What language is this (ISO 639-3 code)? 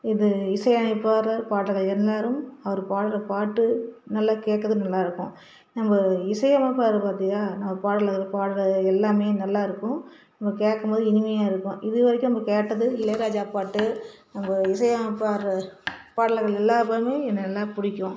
tam